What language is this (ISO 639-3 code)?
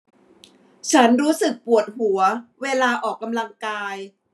tha